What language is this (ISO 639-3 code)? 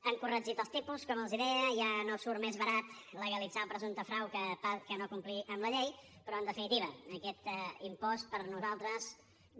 cat